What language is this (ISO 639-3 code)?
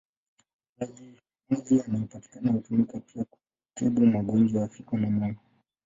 swa